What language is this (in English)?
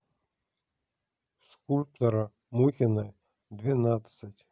Russian